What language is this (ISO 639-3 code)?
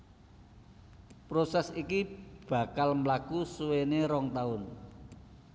jav